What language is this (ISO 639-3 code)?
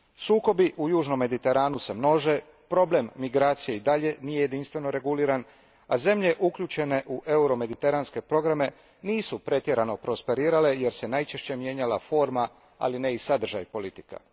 hrv